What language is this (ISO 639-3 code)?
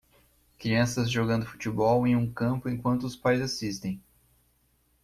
por